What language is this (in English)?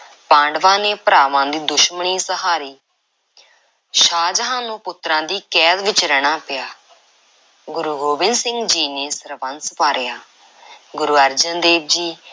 Punjabi